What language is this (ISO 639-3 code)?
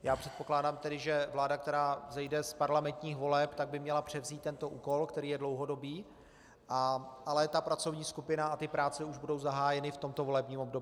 ces